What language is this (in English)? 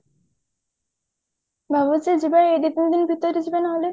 Odia